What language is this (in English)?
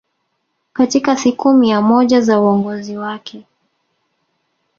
Swahili